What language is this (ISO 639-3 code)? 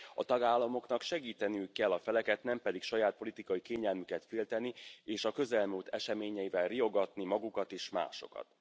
hun